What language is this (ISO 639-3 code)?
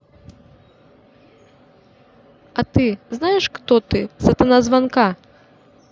rus